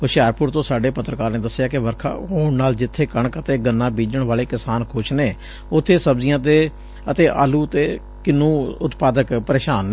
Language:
Punjabi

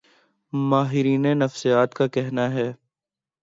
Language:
Urdu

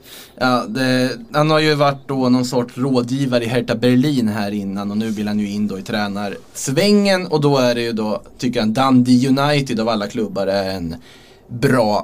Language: Swedish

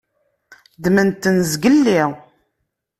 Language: Kabyle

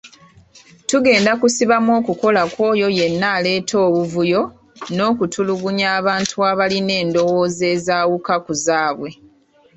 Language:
Ganda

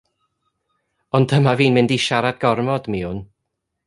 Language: Welsh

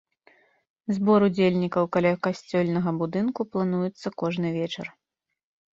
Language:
Belarusian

